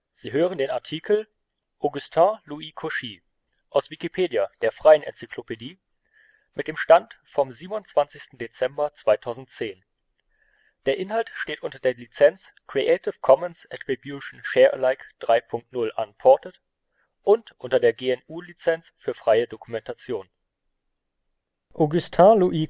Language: German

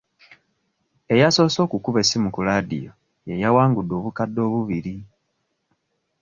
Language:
Ganda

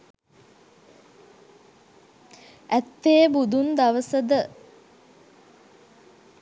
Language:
Sinhala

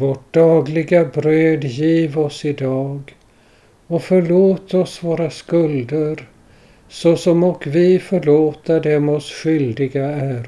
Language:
Swedish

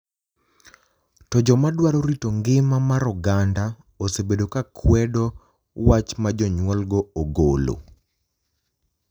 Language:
Luo (Kenya and Tanzania)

